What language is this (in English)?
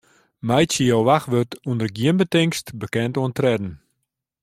Western Frisian